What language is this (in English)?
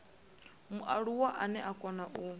Venda